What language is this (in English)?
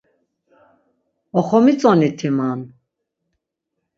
Laz